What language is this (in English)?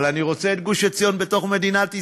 Hebrew